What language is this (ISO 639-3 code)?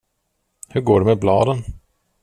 swe